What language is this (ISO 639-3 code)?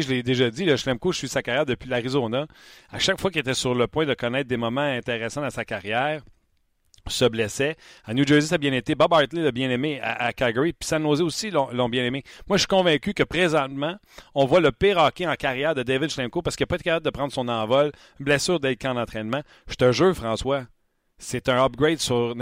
fra